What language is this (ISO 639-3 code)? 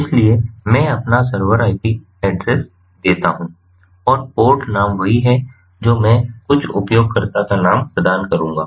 hin